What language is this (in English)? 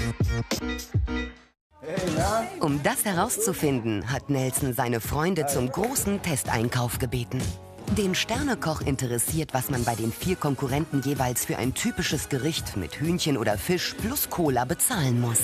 German